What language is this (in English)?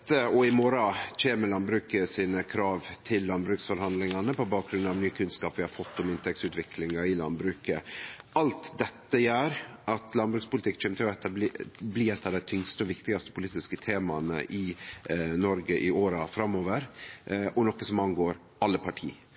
Norwegian Nynorsk